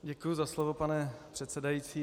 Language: Czech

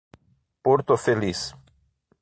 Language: Portuguese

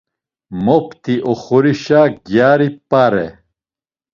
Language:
Laz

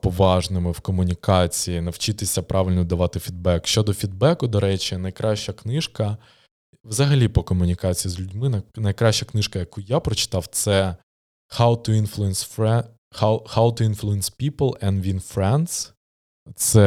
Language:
Ukrainian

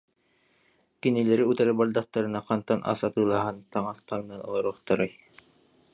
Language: Yakut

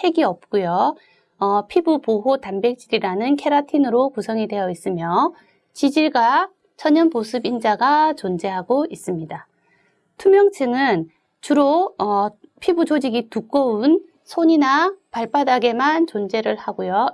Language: Korean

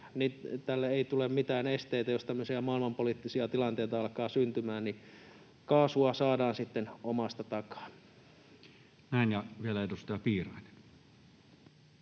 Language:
Finnish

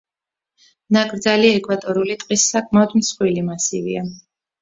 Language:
Georgian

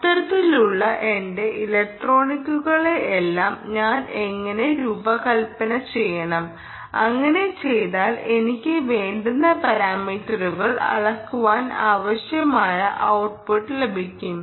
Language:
Malayalam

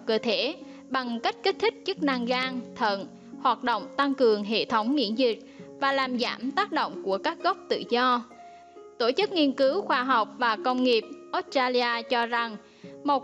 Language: Vietnamese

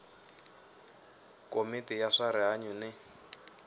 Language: Tsonga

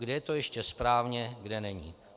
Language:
Czech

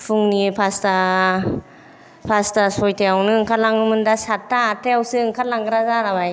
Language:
Bodo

